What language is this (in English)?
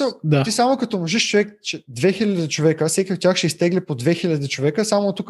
Bulgarian